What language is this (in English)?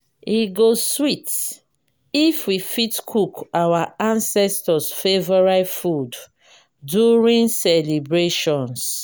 Nigerian Pidgin